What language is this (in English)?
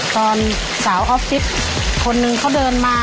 Thai